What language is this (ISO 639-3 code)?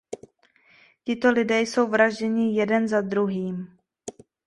ces